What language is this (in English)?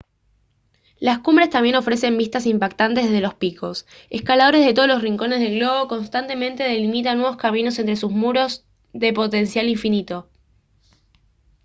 Spanish